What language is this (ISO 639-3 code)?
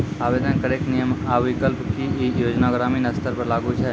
mai